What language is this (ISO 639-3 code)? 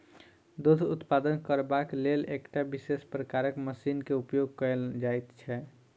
mai